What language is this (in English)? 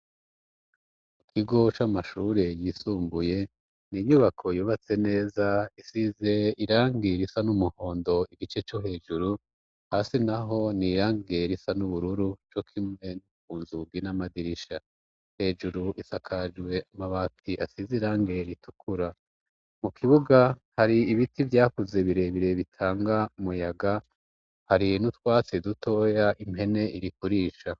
Rundi